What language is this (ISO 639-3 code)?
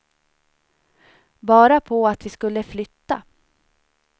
swe